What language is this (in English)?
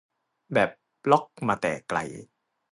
Thai